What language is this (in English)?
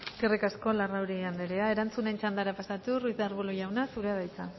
Basque